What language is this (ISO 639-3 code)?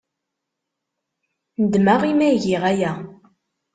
kab